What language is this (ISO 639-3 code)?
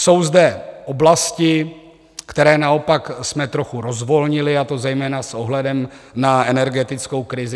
ces